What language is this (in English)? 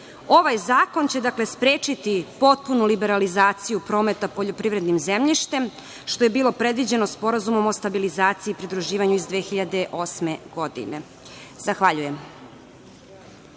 Serbian